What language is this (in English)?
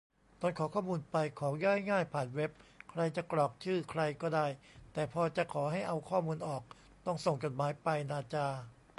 Thai